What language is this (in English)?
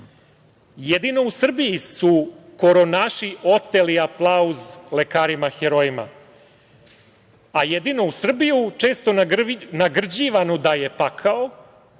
Serbian